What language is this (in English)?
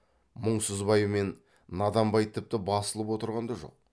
Kazakh